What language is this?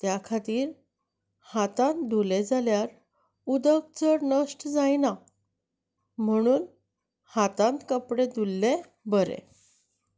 Konkani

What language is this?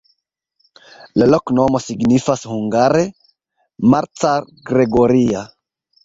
Esperanto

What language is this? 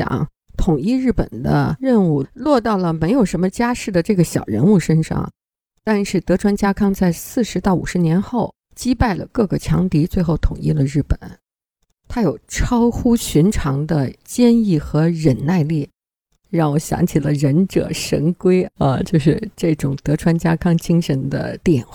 Chinese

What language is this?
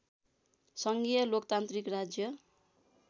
Nepali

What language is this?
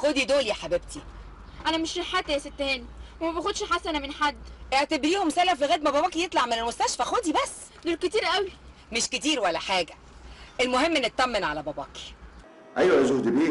Arabic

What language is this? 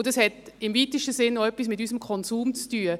Swiss German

